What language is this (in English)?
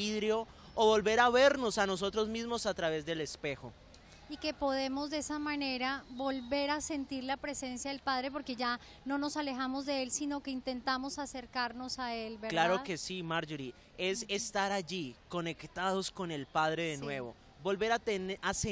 Spanish